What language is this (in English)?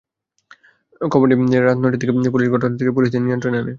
Bangla